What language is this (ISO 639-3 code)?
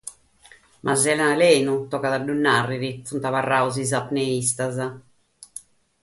srd